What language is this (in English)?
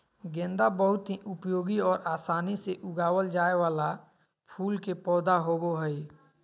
Magahi